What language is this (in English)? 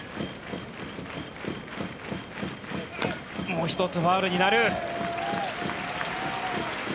Japanese